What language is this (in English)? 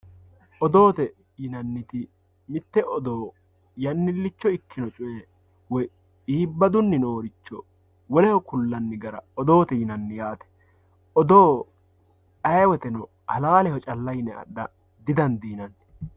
Sidamo